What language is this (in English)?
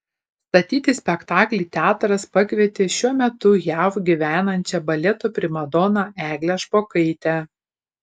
Lithuanian